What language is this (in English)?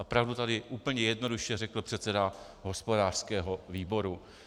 Czech